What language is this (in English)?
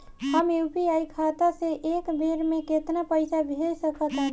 Bhojpuri